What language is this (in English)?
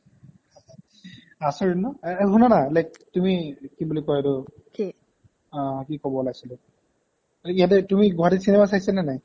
Assamese